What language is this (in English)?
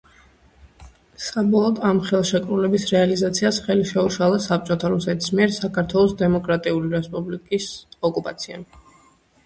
Georgian